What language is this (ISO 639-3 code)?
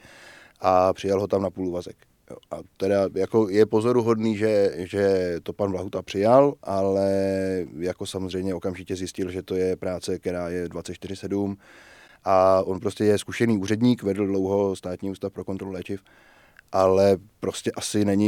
ces